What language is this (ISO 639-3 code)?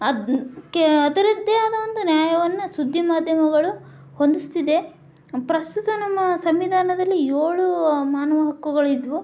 kan